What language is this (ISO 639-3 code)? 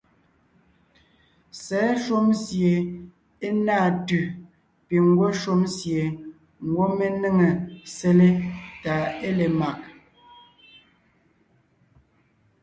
nnh